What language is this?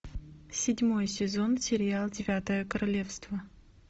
Russian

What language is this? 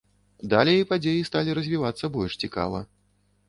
Belarusian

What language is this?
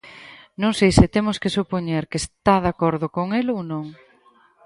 Galician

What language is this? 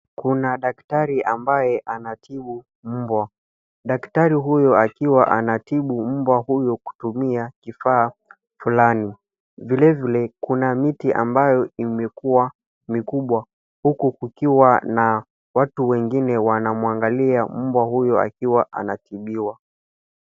Swahili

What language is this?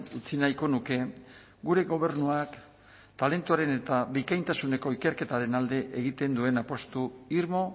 Basque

